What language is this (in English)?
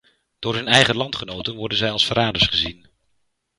Dutch